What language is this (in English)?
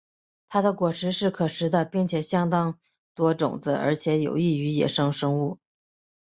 Chinese